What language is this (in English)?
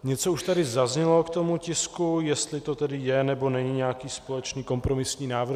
Czech